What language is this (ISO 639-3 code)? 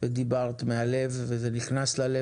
heb